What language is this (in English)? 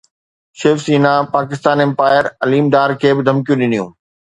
Sindhi